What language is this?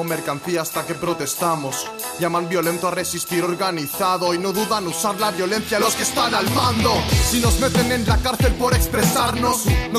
Russian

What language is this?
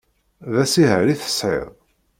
Kabyle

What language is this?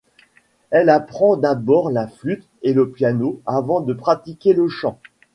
French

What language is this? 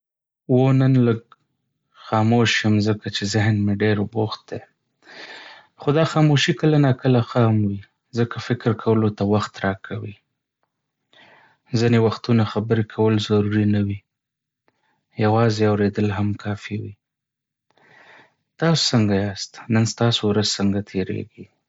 Pashto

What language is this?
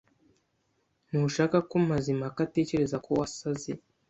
Kinyarwanda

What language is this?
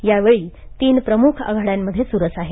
Marathi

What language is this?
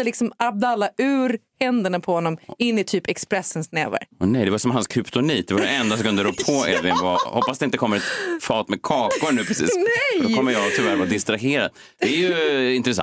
Swedish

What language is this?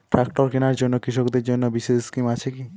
Bangla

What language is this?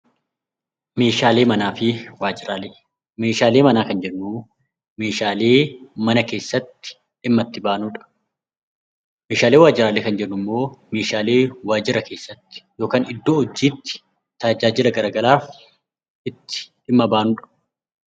Oromo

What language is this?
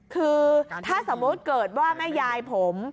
Thai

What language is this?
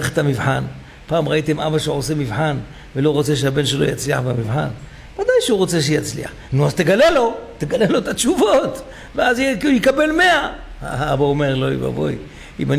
Hebrew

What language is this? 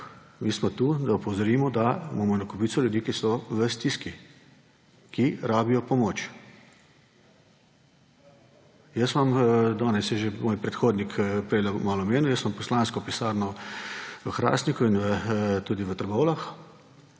Slovenian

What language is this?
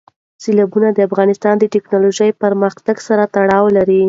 Pashto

